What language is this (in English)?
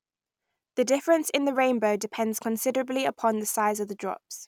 English